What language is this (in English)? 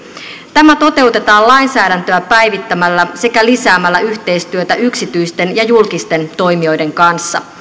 Finnish